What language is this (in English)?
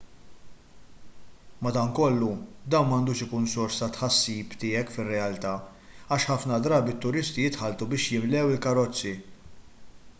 Maltese